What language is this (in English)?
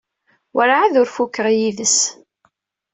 Kabyle